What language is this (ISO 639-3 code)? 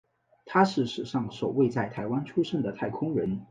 zho